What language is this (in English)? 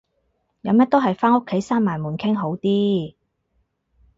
Cantonese